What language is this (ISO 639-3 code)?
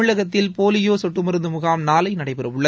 tam